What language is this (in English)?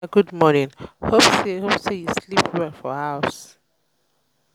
Nigerian Pidgin